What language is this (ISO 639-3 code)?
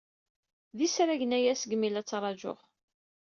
kab